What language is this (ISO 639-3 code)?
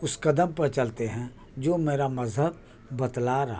urd